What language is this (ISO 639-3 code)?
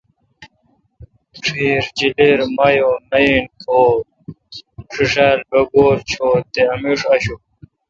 xka